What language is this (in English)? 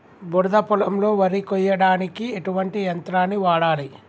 Telugu